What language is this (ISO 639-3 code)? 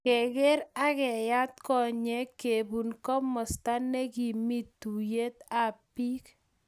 kln